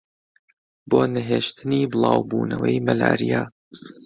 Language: Central Kurdish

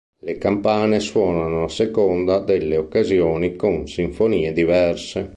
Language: Italian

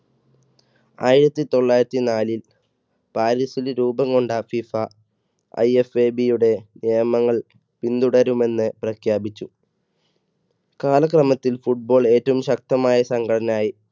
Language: Malayalam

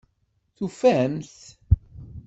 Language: Kabyle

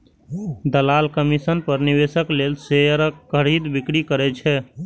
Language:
Maithili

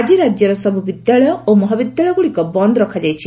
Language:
Odia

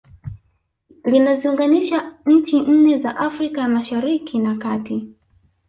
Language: Swahili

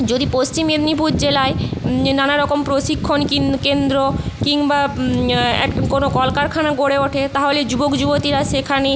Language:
Bangla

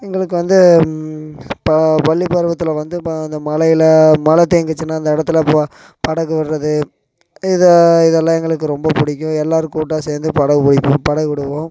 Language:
Tamil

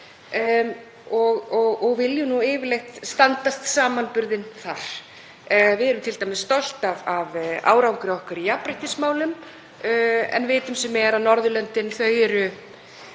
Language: Icelandic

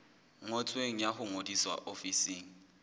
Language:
Southern Sotho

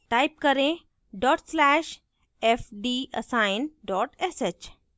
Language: Hindi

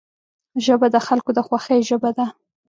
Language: Pashto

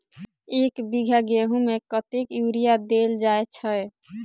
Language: Maithili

